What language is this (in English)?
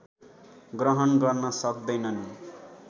Nepali